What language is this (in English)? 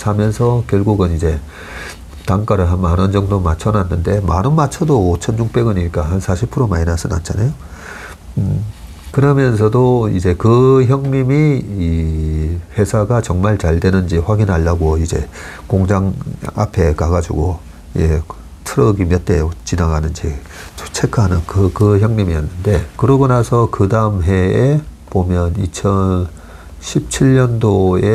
Korean